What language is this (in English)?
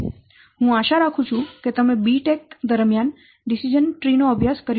Gujarati